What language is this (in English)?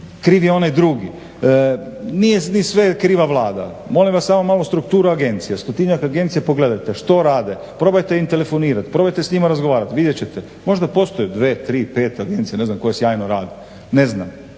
Croatian